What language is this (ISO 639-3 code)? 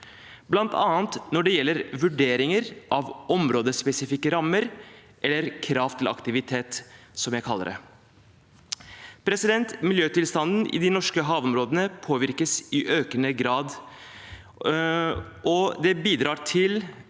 nor